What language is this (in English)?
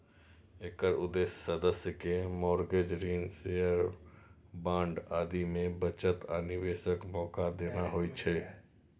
Maithili